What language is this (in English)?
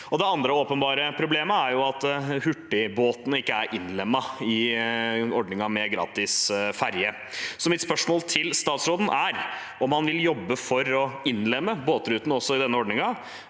Norwegian